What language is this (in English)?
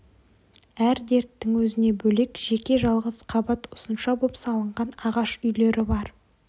Kazakh